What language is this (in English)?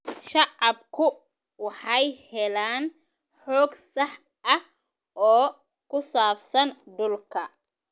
Somali